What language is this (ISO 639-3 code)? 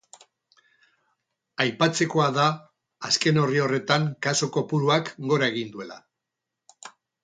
eus